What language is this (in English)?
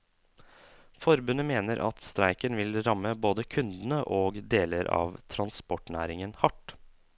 Norwegian